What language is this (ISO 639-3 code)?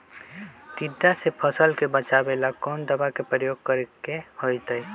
mag